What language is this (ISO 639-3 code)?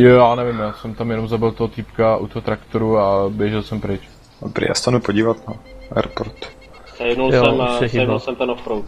ces